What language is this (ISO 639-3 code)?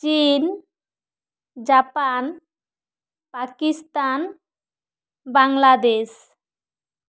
sat